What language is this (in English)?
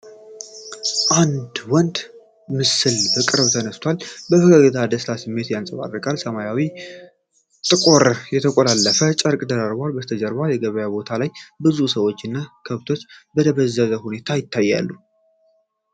Amharic